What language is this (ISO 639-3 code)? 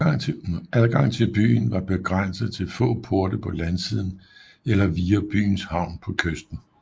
dan